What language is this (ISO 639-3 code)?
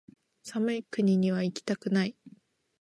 jpn